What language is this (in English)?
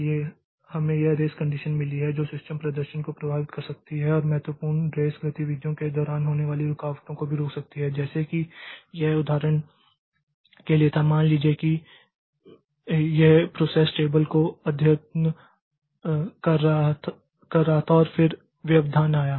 Hindi